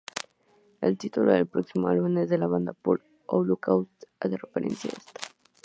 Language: Spanish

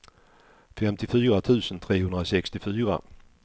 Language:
Swedish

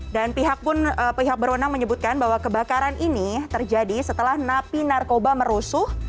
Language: Indonesian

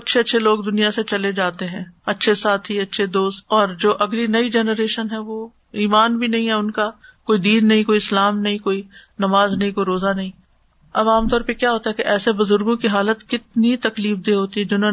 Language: Urdu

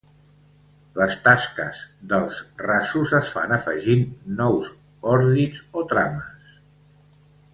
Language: Catalan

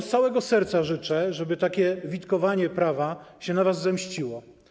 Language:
Polish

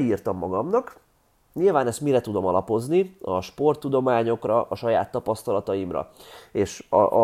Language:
Hungarian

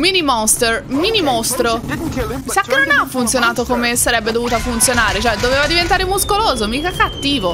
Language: Italian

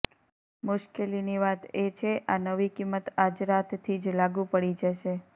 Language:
Gujarati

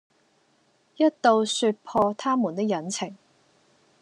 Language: Cantonese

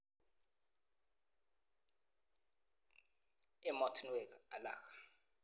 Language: Kalenjin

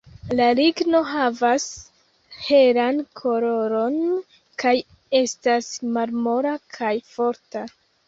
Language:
Esperanto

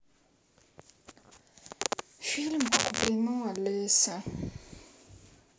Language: Russian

